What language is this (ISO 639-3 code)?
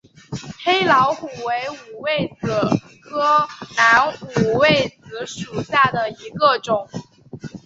zho